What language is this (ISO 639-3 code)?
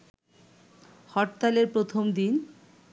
ben